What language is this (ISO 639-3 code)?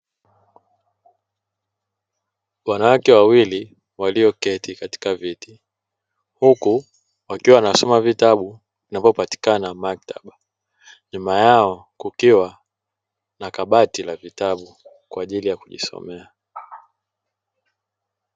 swa